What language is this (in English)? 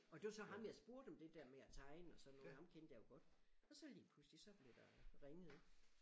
Danish